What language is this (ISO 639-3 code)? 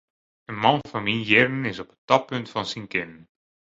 fry